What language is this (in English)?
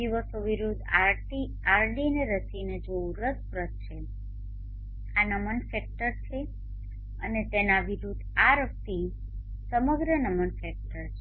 Gujarati